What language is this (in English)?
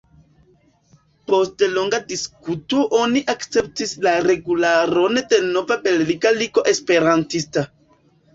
Esperanto